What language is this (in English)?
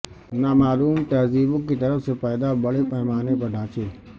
Urdu